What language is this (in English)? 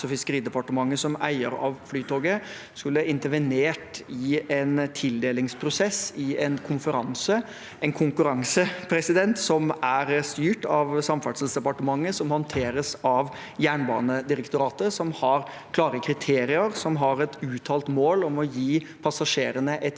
Norwegian